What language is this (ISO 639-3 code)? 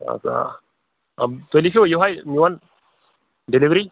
kas